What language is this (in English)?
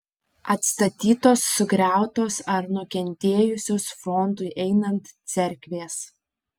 Lithuanian